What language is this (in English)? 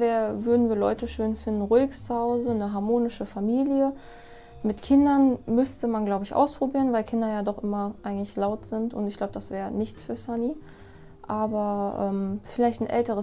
German